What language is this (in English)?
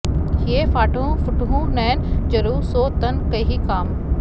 Sanskrit